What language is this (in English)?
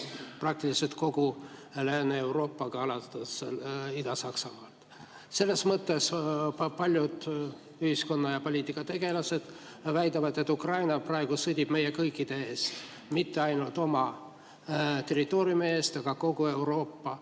Estonian